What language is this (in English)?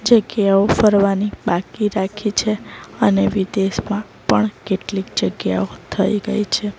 Gujarati